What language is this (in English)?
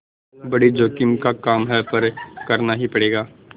Hindi